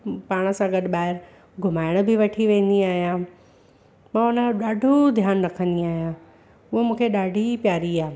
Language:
Sindhi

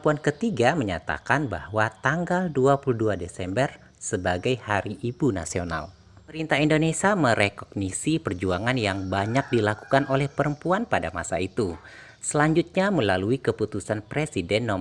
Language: Indonesian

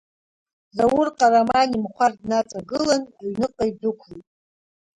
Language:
Abkhazian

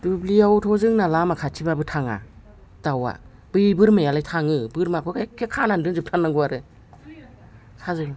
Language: Bodo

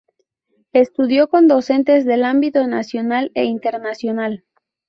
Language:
Spanish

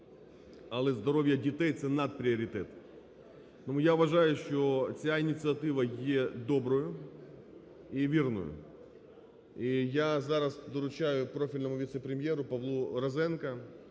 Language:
Ukrainian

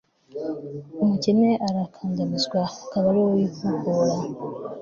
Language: Kinyarwanda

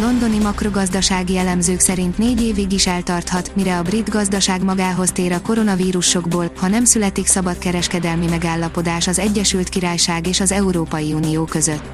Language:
Hungarian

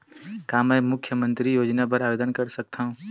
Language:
Chhattisgarhi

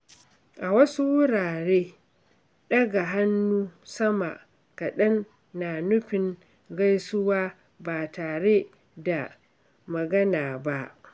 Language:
Hausa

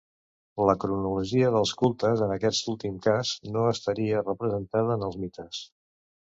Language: Catalan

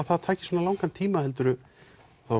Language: Icelandic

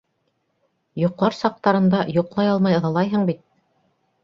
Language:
Bashkir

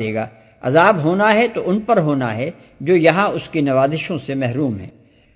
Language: Urdu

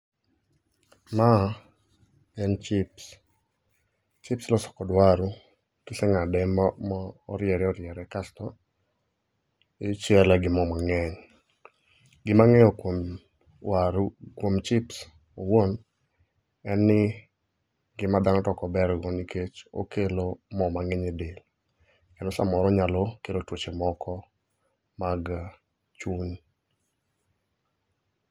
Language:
Luo (Kenya and Tanzania)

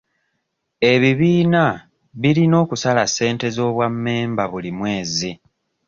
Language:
Ganda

